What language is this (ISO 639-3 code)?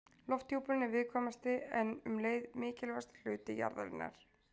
isl